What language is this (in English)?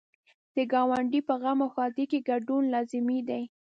Pashto